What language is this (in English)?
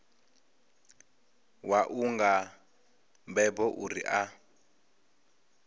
Venda